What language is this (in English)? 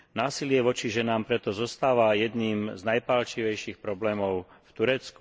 Slovak